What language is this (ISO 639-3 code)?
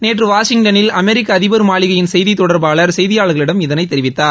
tam